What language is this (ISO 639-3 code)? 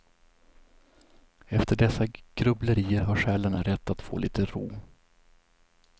swe